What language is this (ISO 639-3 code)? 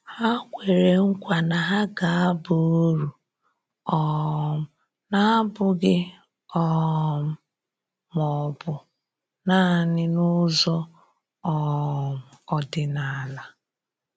ibo